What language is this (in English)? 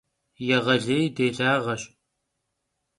Kabardian